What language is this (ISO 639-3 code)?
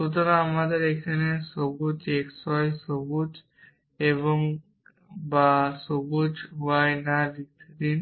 ben